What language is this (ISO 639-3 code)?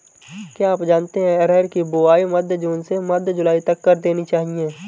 hin